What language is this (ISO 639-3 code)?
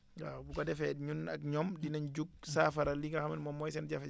wol